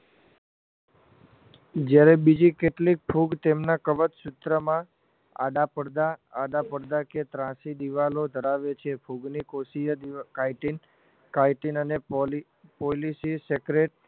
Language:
Gujarati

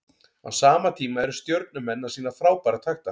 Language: Icelandic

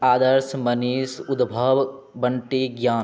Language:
Maithili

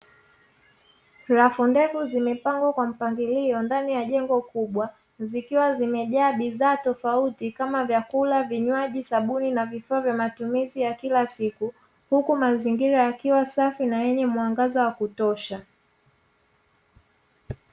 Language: Swahili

